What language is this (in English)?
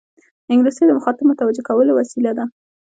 Pashto